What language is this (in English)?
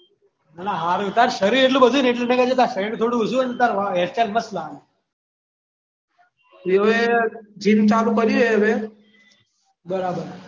Gujarati